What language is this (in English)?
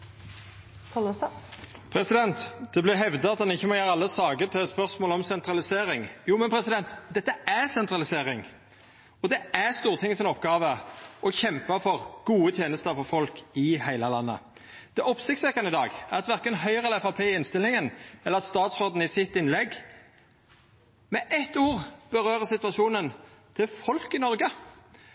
Norwegian